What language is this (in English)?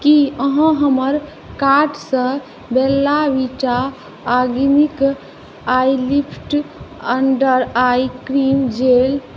Maithili